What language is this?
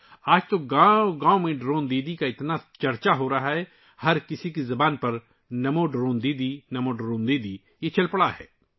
Urdu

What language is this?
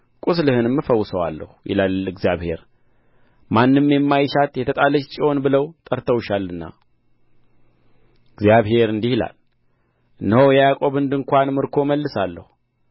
Amharic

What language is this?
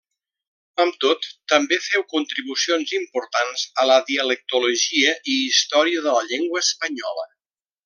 Catalan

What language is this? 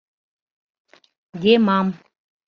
Mari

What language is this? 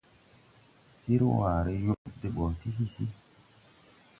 Tupuri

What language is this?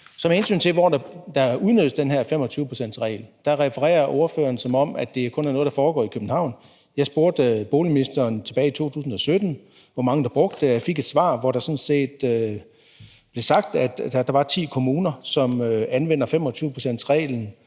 Danish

